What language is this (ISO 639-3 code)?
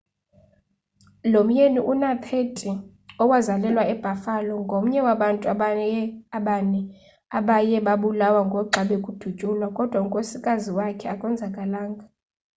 xho